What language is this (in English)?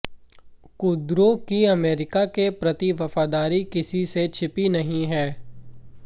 Hindi